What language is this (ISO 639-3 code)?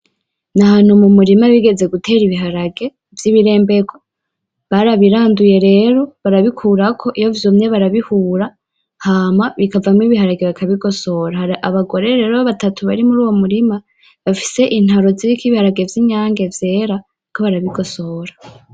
run